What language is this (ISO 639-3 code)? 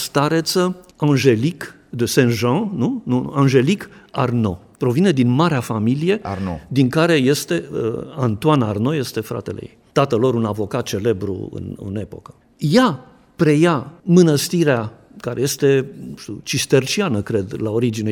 ron